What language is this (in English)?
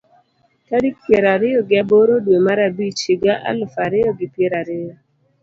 Luo (Kenya and Tanzania)